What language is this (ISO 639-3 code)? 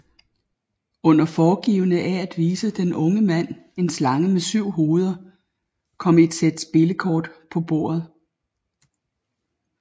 dan